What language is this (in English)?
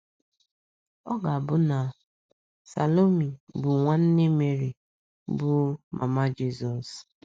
Igbo